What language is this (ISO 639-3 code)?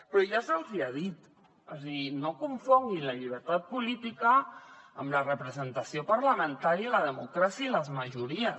cat